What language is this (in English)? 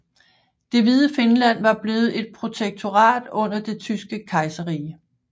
Danish